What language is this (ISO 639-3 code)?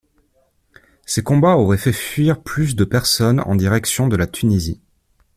fra